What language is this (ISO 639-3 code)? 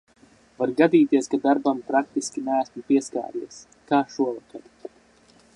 lav